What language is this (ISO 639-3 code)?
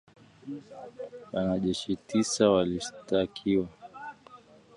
swa